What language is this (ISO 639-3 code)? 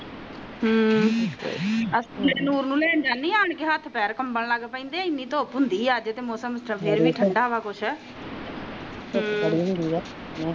pan